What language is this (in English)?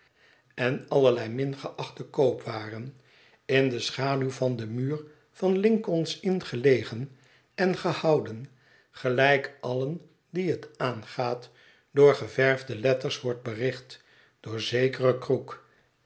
Dutch